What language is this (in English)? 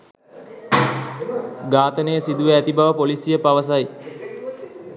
Sinhala